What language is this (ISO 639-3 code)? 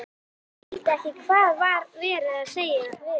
isl